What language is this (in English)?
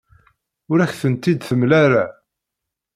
Kabyle